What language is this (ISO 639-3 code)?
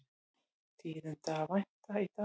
isl